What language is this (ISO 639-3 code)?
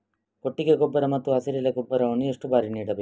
kan